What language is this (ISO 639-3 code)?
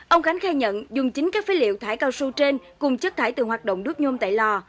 vie